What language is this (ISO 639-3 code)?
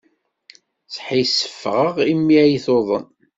kab